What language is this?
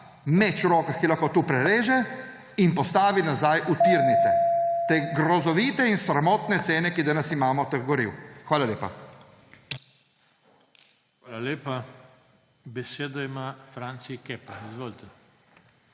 Slovenian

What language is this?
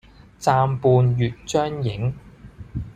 Cantonese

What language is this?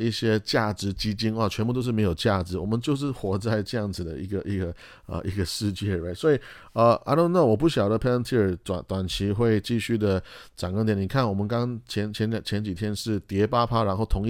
Chinese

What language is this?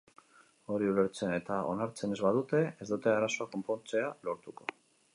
Basque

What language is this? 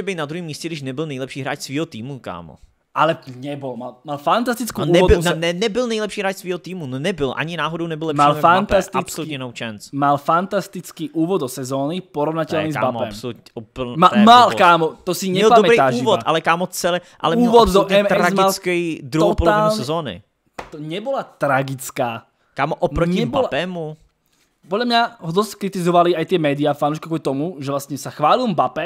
Czech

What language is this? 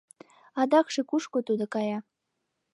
Mari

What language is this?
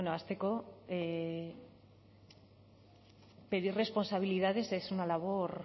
Spanish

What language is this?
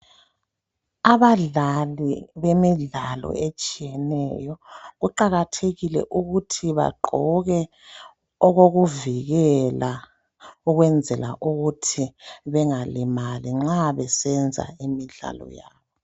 North Ndebele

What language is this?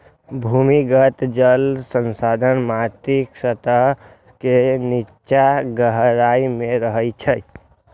Maithili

